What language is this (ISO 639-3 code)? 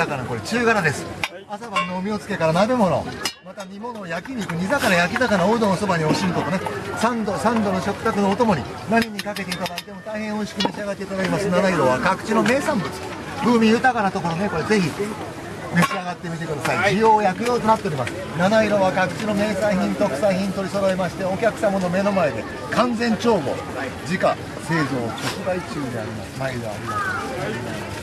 jpn